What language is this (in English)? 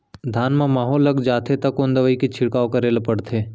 Chhattisgarhi